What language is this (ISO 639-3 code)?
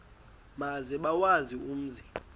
xho